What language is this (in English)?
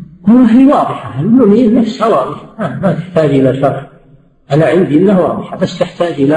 Arabic